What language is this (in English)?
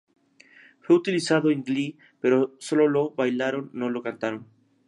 Spanish